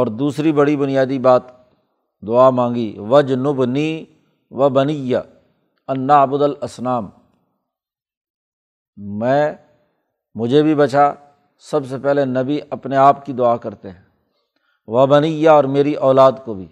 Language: Urdu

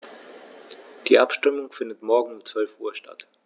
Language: German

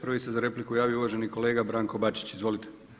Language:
Croatian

